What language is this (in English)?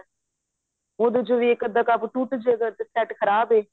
Punjabi